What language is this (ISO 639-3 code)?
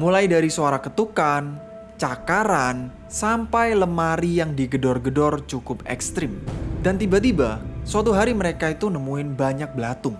ind